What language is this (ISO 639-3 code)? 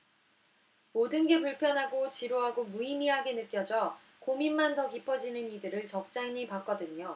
kor